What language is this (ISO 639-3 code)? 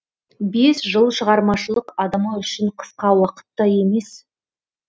kaz